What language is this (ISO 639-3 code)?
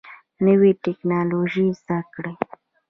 pus